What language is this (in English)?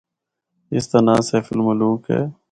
Northern Hindko